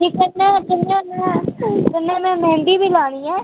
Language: Dogri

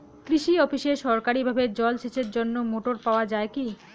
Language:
Bangla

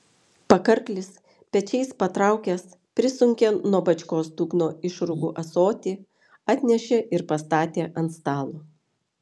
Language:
Lithuanian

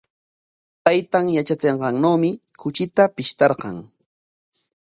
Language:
Corongo Ancash Quechua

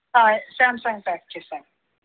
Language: Telugu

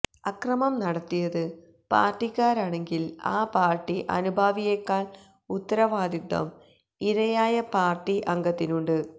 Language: Malayalam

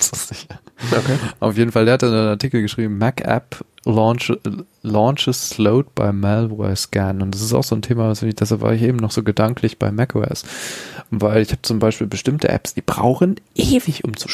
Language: German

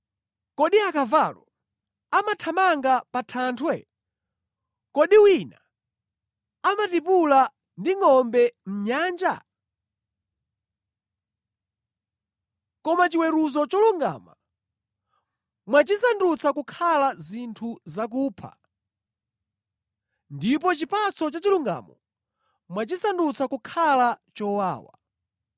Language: Nyanja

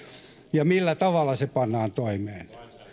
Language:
Finnish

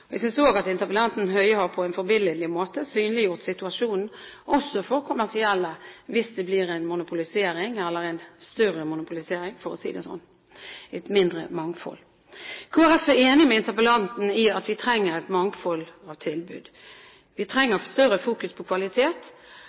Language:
Norwegian Bokmål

